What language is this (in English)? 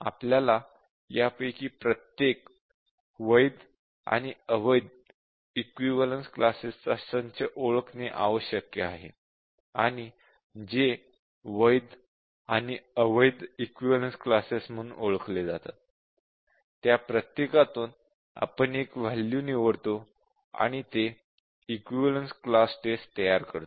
Marathi